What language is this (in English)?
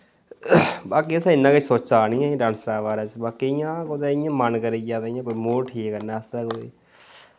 Dogri